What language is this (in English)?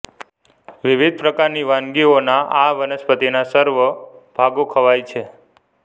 Gujarati